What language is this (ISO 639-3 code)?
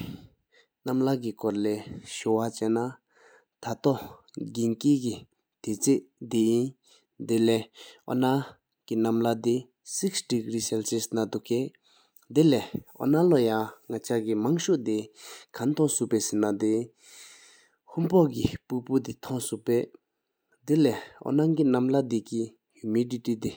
sip